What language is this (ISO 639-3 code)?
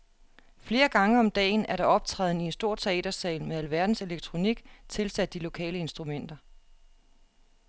dan